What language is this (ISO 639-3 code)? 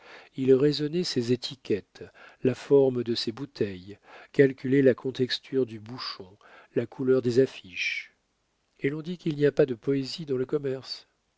fra